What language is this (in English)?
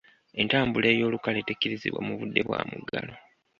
Ganda